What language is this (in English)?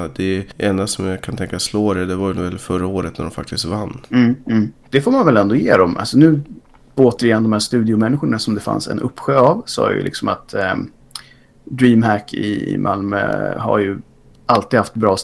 Swedish